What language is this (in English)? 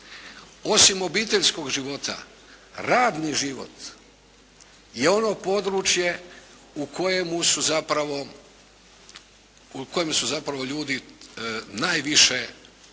Croatian